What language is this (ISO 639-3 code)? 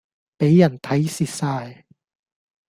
yue